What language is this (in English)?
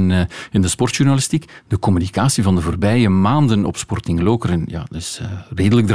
Dutch